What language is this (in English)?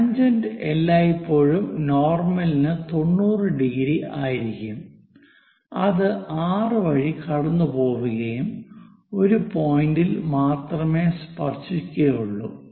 Malayalam